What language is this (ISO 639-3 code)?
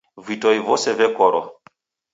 dav